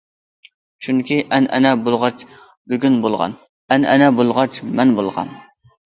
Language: Uyghur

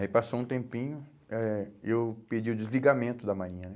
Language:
Portuguese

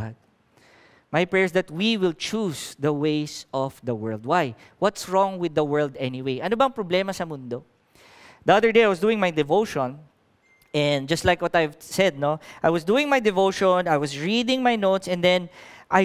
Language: English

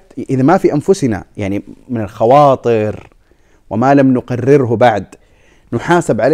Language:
Arabic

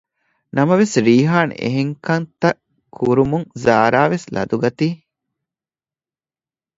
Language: Divehi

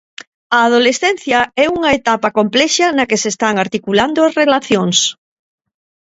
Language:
Galician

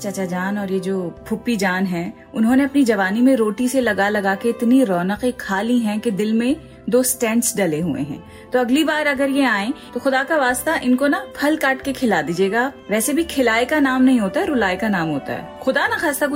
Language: Hindi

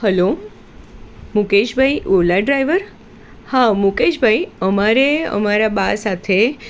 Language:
Gujarati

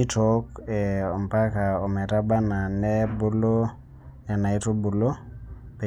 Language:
Masai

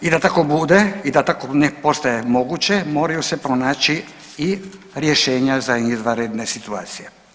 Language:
Croatian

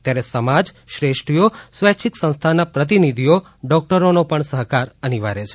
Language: Gujarati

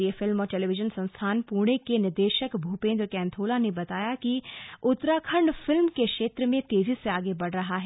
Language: Hindi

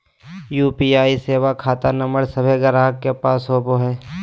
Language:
Magahi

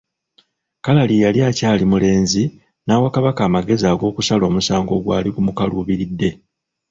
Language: Ganda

